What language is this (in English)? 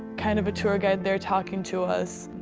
English